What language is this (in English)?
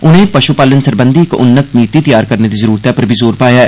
Dogri